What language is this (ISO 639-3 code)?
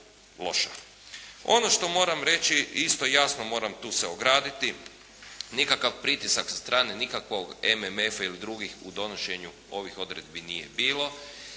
hrv